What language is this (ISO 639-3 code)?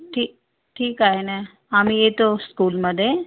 mar